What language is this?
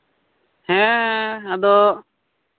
Santali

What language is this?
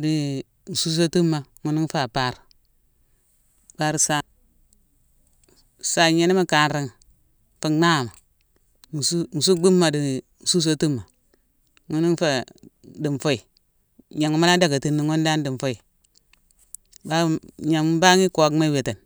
Mansoanka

